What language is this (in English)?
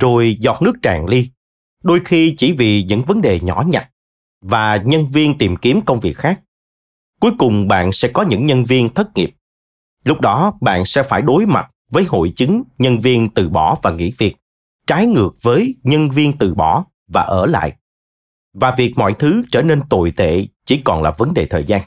Vietnamese